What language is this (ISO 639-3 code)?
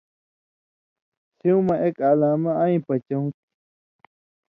mvy